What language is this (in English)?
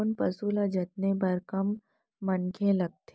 Chhattisgarhi